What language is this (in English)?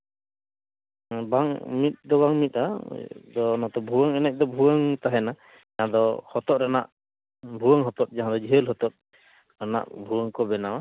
Santali